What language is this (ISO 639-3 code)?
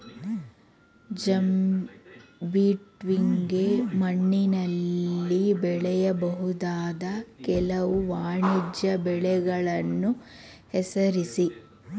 kan